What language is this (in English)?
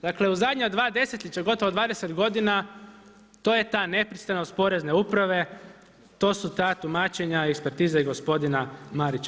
Croatian